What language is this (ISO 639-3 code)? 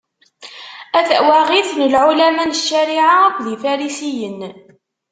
kab